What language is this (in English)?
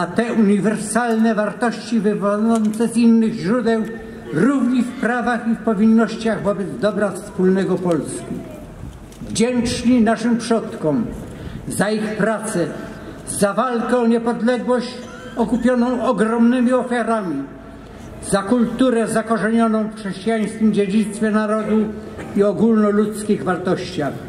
Polish